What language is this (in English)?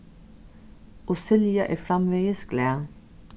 Faroese